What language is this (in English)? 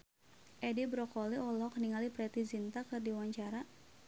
Sundanese